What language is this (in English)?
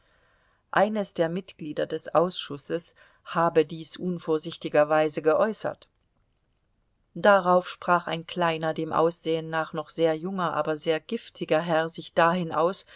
German